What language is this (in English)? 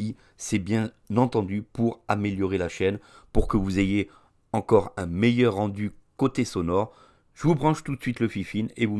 French